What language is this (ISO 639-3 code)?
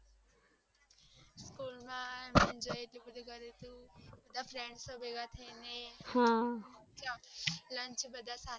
guj